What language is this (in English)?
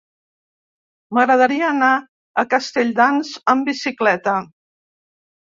Catalan